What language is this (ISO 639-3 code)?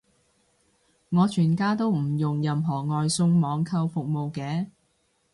yue